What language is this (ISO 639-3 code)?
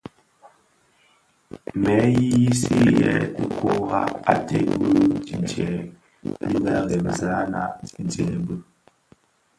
ksf